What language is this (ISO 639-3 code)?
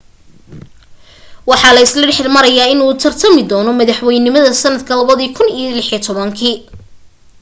som